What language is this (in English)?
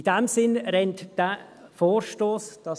Swiss German